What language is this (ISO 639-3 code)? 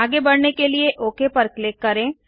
hin